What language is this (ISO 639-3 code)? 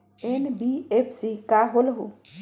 mag